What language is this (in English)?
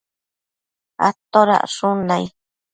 Matsés